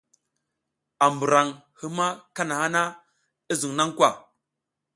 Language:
South Giziga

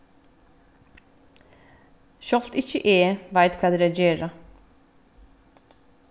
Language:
Faroese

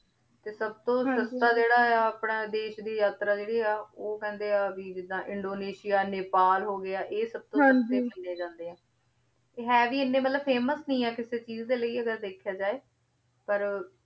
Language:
Punjabi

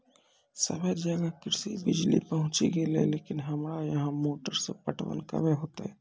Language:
Maithili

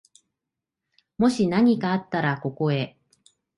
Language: Japanese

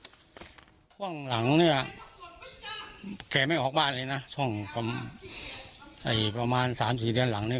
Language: Thai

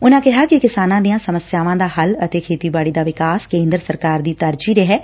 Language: Punjabi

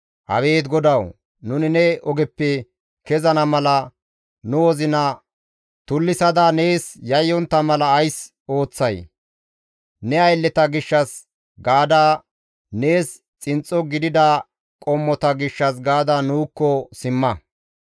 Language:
Gamo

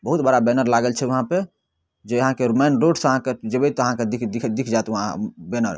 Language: Maithili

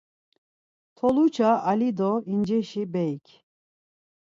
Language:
Laz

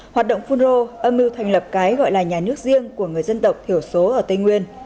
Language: Vietnamese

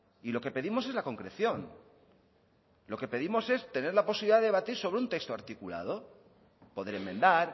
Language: Spanish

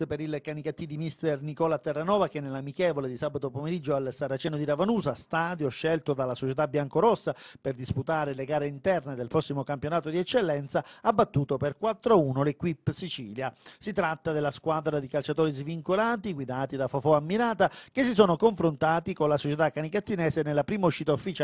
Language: Italian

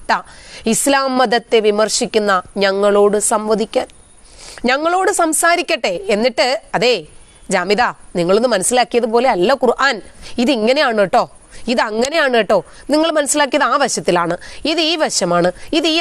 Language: Arabic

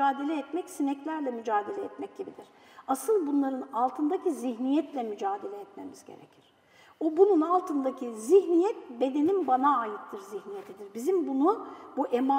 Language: Turkish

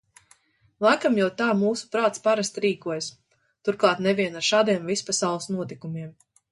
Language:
Latvian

